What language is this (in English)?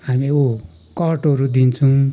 Nepali